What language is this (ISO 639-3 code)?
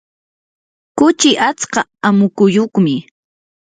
qur